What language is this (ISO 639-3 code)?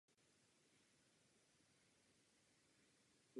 ces